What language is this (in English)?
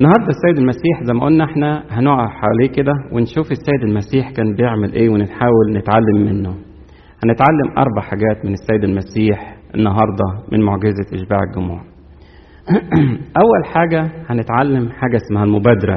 Arabic